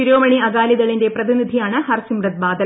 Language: Malayalam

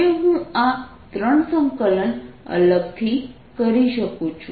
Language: Gujarati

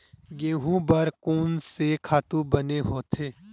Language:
Chhattisgarhi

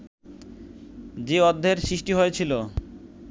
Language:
Bangla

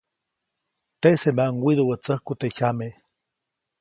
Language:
Copainalá Zoque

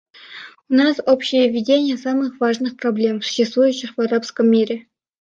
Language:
Russian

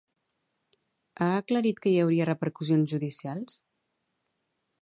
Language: Catalan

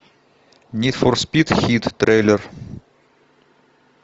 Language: Russian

